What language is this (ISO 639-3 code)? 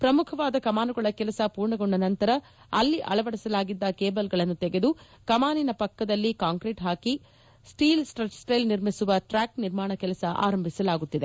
kan